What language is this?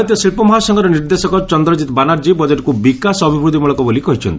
Odia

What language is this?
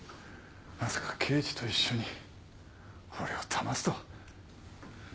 Japanese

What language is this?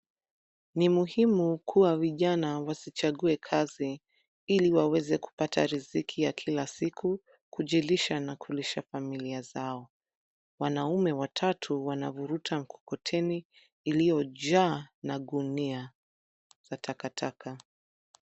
Swahili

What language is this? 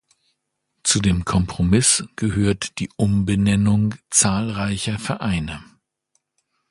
German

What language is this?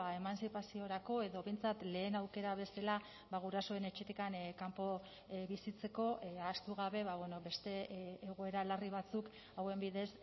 Basque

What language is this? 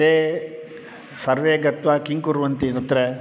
Sanskrit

